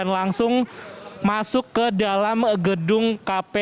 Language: Indonesian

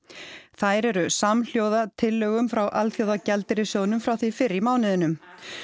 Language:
Icelandic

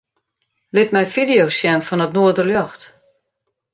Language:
Western Frisian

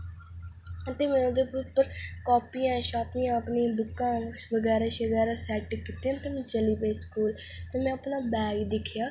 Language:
Dogri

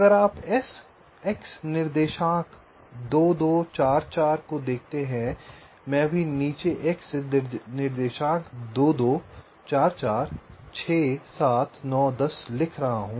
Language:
Hindi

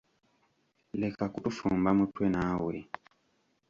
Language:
Ganda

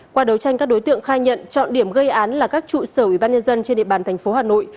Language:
Vietnamese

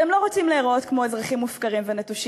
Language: Hebrew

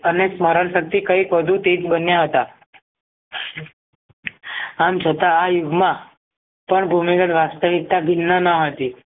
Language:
Gujarati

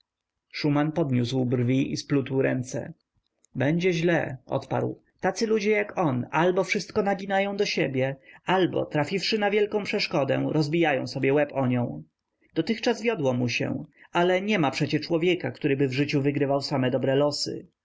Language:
Polish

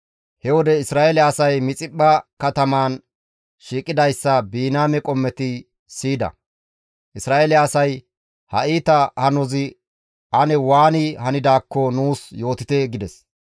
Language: Gamo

